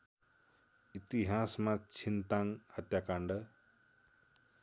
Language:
Nepali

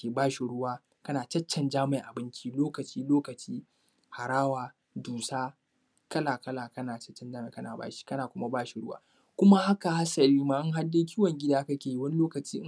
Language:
Hausa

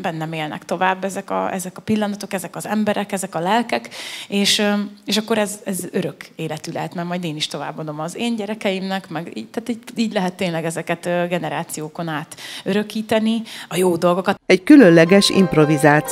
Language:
Hungarian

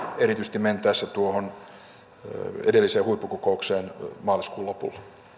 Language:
Finnish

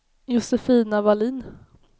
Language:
Swedish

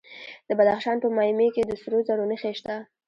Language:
Pashto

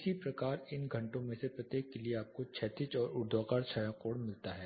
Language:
Hindi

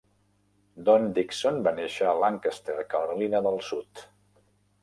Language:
Catalan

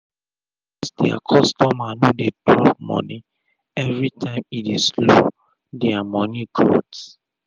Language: Nigerian Pidgin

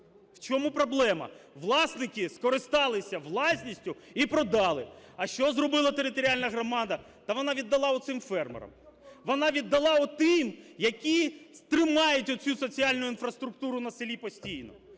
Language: Ukrainian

